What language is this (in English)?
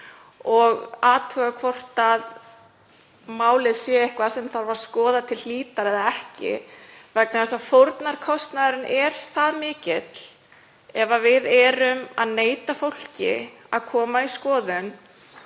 Icelandic